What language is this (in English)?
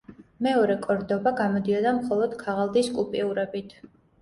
Georgian